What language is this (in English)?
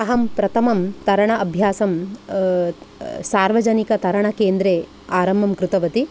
Sanskrit